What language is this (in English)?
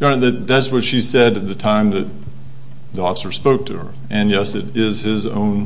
English